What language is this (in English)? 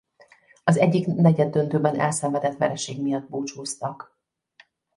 Hungarian